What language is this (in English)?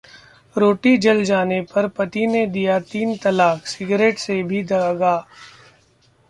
Hindi